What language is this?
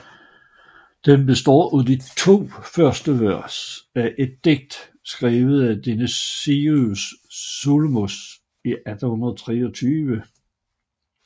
Danish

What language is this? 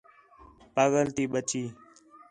Khetrani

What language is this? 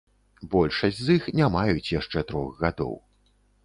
Belarusian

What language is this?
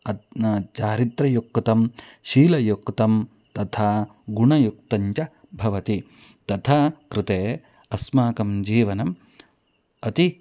Sanskrit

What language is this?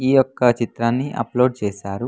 Telugu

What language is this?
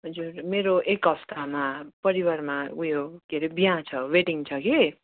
Nepali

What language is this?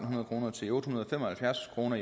Danish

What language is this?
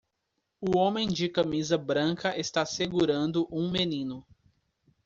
Portuguese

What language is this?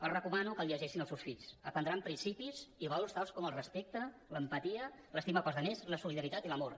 Catalan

